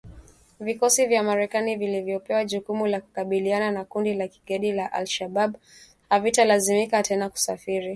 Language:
Swahili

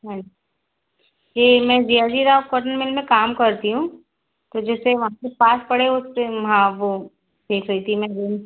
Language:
Hindi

